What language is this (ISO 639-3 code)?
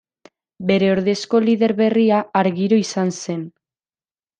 eus